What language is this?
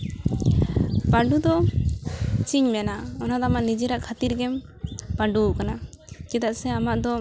Santali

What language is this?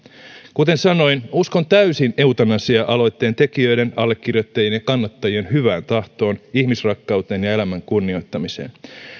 Finnish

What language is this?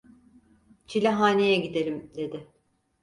Turkish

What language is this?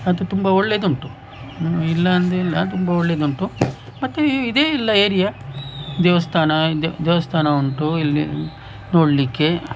Kannada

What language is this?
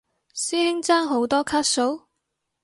Cantonese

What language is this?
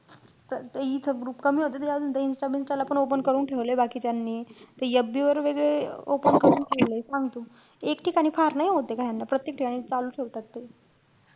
Marathi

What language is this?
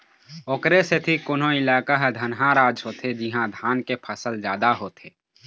Chhattisgarhi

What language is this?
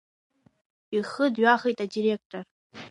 Abkhazian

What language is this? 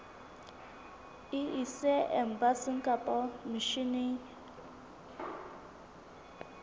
Southern Sotho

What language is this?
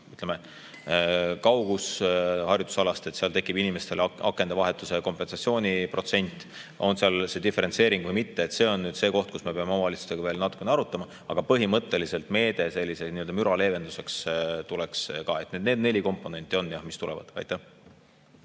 Estonian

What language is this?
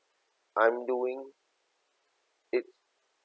English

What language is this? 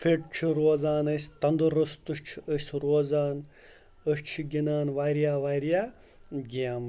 Kashmiri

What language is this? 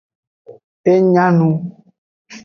Aja (Benin)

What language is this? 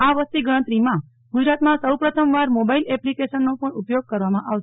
Gujarati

